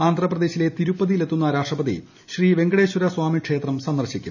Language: Malayalam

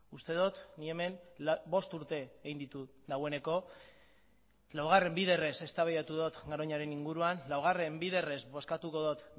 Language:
Basque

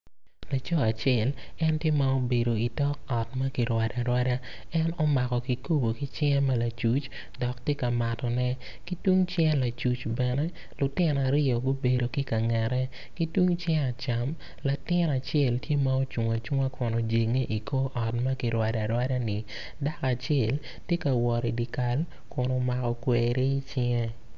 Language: Acoli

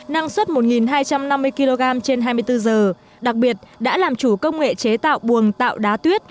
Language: Vietnamese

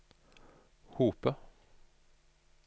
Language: Norwegian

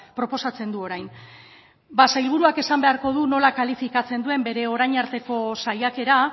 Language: Basque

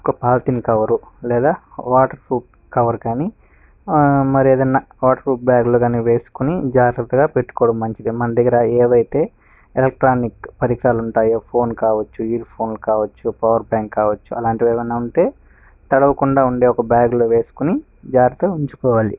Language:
Telugu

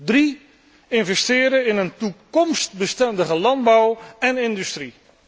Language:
Dutch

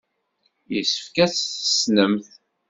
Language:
Kabyle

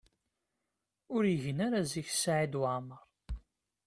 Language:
Kabyle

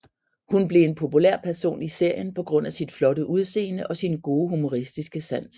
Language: Danish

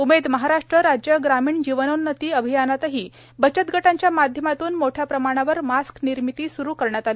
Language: Marathi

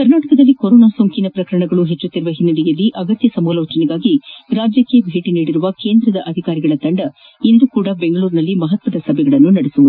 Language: Kannada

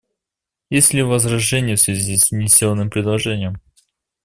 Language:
Russian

